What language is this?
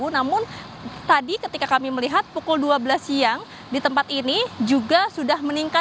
Indonesian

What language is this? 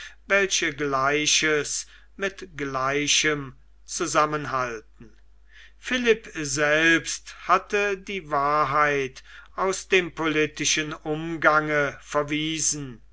German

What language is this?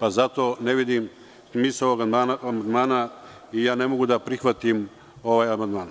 Serbian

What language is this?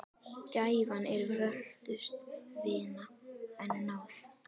Icelandic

